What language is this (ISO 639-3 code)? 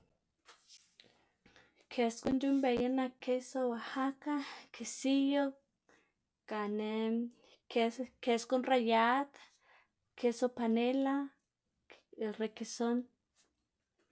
ztg